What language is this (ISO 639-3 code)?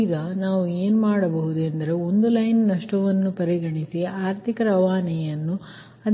kan